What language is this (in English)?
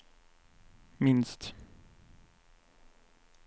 Swedish